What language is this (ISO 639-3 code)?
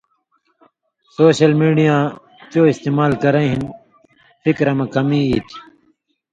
mvy